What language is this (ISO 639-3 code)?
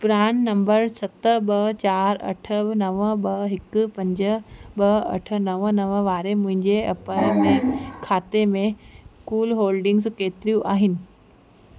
snd